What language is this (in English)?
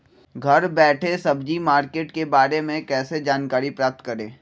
Magahi